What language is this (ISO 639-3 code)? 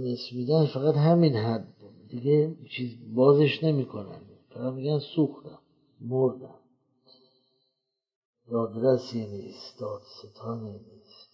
fas